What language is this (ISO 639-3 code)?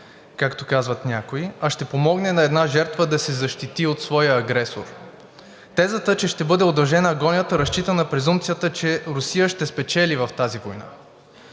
bul